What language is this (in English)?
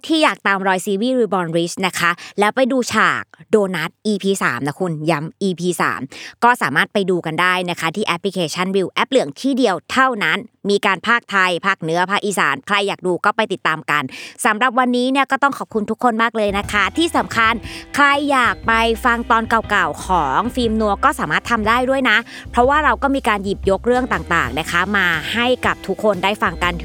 Thai